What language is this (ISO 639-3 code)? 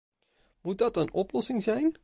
nld